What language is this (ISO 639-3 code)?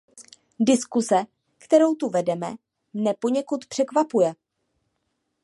ces